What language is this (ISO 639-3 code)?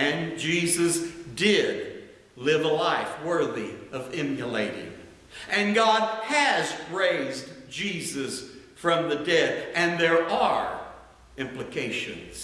eng